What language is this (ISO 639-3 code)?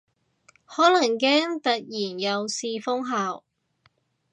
yue